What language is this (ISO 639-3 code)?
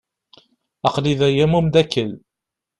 kab